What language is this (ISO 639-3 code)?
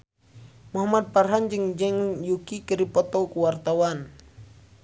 sun